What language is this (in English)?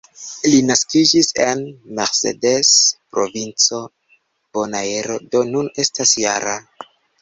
Esperanto